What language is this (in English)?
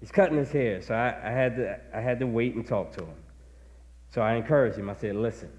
English